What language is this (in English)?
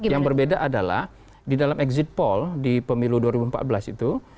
Indonesian